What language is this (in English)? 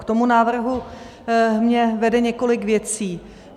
Czech